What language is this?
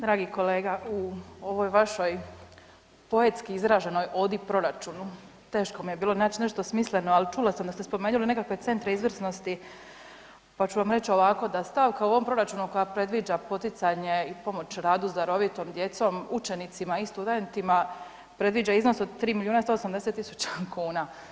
Croatian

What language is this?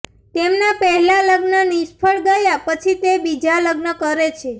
Gujarati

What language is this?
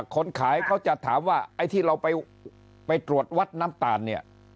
Thai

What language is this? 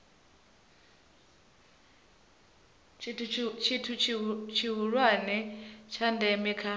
Venda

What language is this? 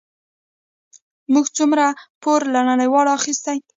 Pashto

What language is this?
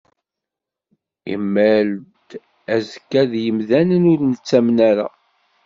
Kabyle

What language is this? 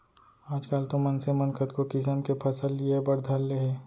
Chhattisgarhi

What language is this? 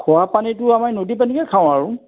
Assamese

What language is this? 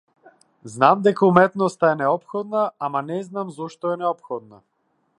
Macedonian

